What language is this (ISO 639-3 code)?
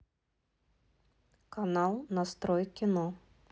rus